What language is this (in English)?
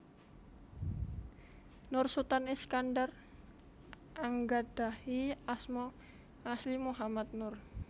Javanese